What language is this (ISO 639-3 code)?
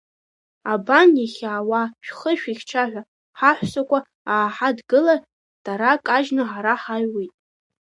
abk